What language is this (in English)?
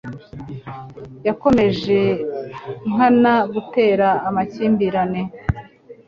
Kinyarwanda